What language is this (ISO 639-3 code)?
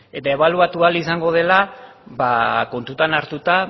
eus